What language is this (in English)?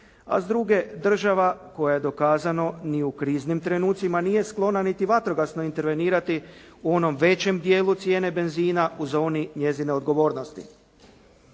Croatian